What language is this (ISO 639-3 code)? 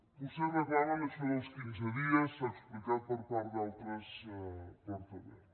cat